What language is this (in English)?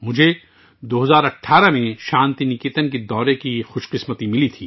Urdu